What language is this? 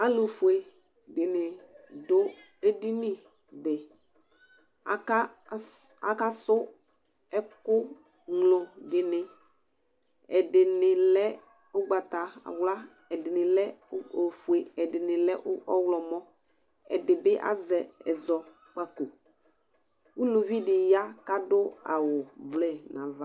Ikposo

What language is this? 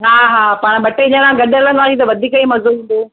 Sindhi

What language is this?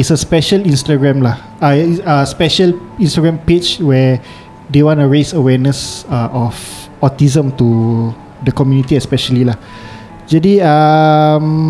Malay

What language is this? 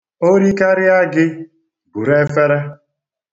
Igbo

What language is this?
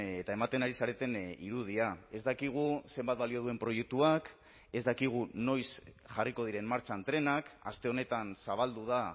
Basque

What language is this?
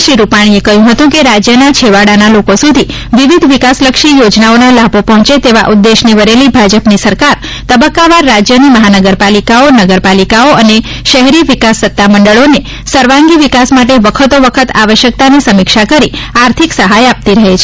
Gujarati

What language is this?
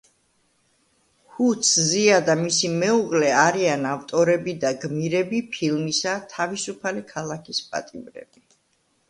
Georgian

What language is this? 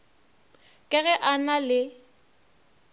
Northern Sotho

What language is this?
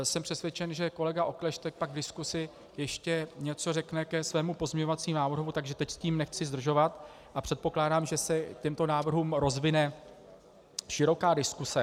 Czech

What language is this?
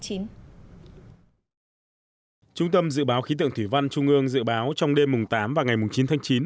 Vietnamese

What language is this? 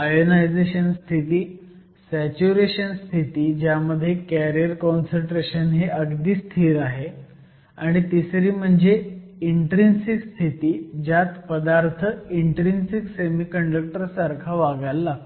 Marathi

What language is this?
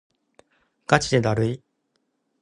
Japanese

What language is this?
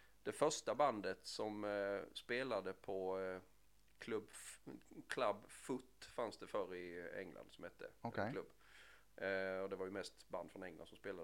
Swedish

